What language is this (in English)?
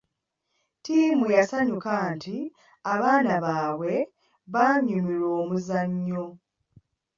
Ganda